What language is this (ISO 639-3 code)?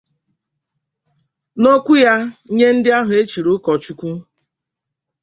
ibo